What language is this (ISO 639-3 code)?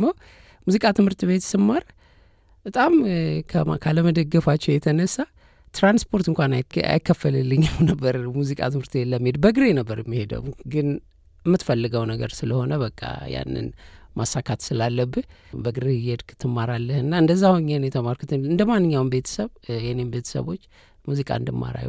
amh